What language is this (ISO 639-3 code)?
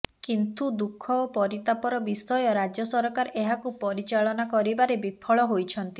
ori